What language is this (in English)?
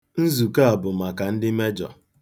Igbo